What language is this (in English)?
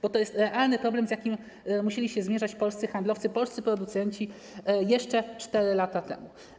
Polish